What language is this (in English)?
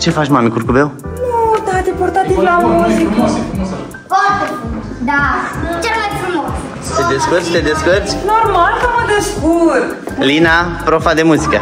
Romanian